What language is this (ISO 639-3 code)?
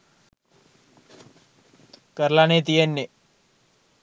sin